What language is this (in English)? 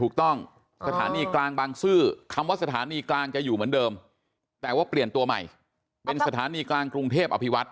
Thai